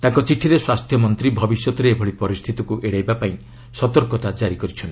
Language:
Odia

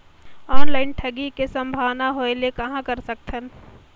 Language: Chhattisgarhi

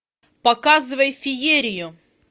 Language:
Russian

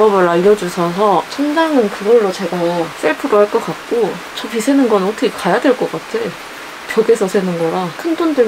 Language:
Korean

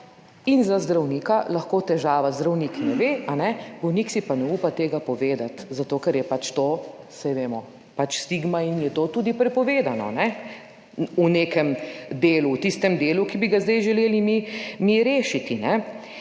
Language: Slovenian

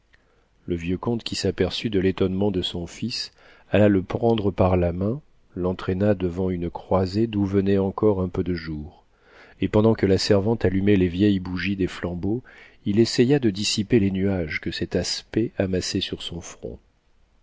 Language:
French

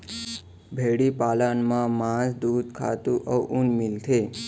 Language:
Chhattisgarhi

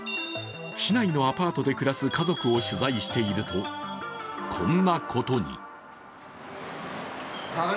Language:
Japanese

